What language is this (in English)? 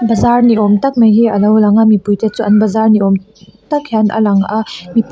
Mizo